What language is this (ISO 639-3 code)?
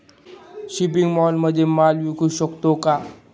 mar